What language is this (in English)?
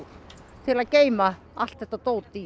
Icelandic